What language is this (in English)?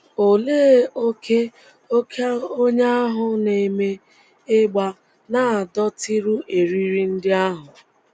Igbo